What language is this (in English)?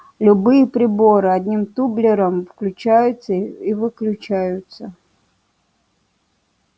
Russian